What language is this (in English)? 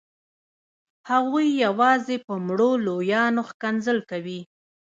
Pashto